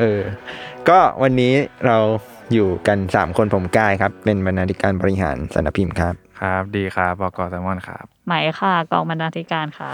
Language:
Thai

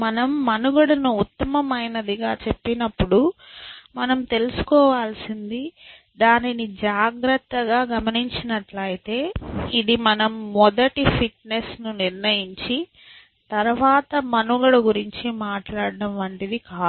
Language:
Telugu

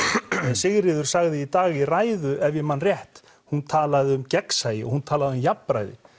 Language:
Icelandic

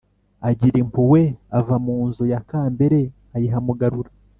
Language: Kinyarwanda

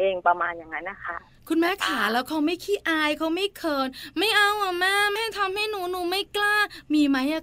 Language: Thai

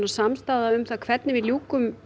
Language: Icelandic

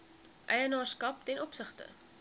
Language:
Afrikaans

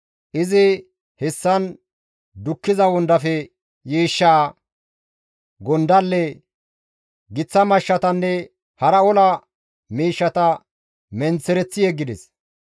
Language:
Gamo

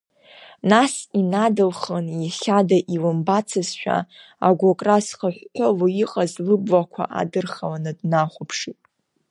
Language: Abkhazian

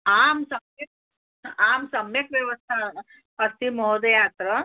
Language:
Sanskrit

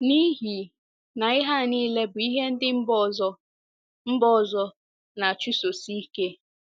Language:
Igbo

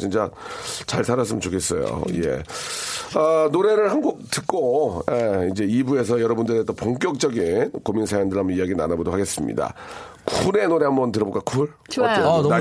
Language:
Korean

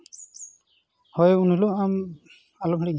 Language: Santali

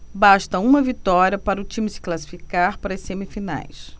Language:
Portuguese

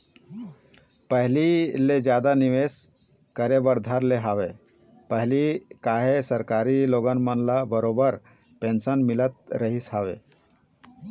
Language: Chhattisgarhi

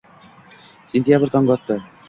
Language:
Uzbek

